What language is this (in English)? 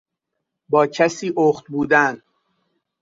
Persian